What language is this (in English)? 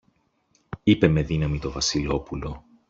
Greek